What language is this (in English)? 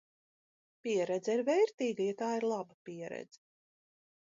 Latvian